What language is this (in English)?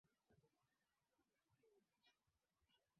Swahili